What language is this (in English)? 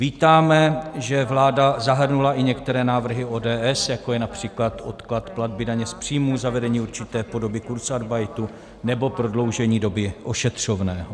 Czech